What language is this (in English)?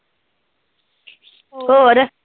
Punjabi